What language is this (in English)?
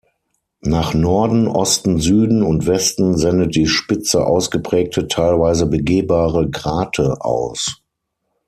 German